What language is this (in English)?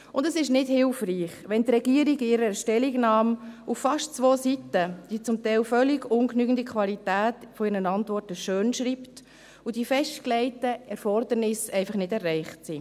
Swiss German